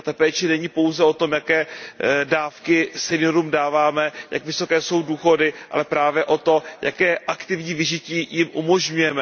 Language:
Czech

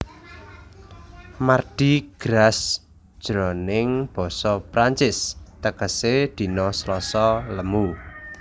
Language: Javanese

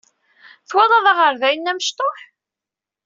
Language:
Kabyle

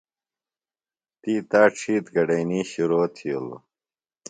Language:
Phalura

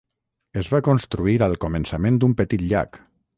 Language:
Catalan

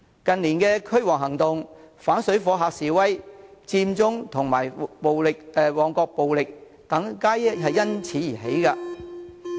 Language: Cantonese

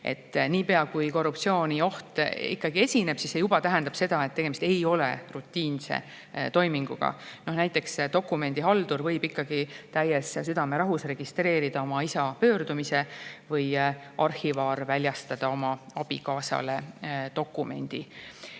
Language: Estonian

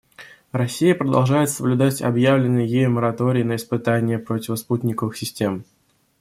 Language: Russian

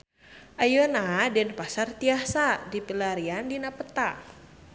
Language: Sundanese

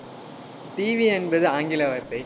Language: Tamil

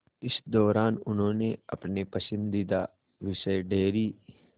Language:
Hindi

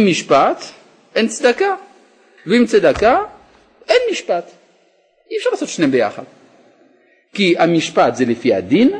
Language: Hebrew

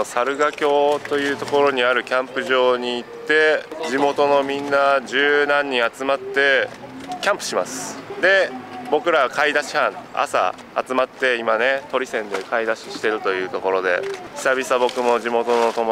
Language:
Japanese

